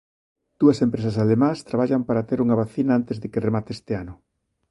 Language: Galician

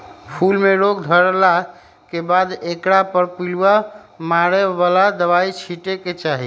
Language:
Magahi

